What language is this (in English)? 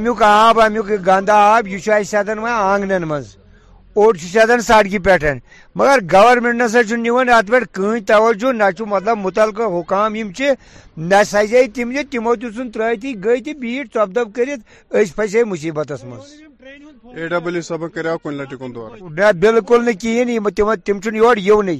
Urdu